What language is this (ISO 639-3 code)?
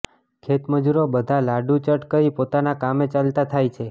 guj